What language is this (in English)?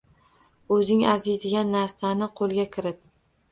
Uzbek